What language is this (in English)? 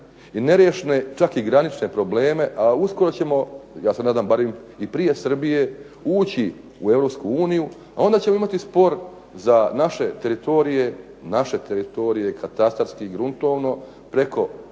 Croatian